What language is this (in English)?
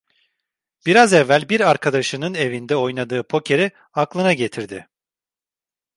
Turkish